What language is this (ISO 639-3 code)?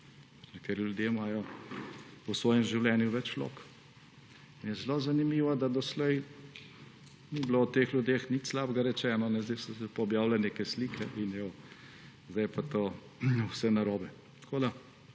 slv